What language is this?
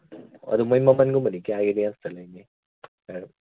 Manipuri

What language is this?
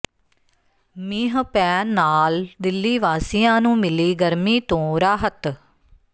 Punjabi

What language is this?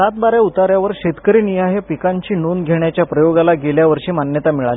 Marathi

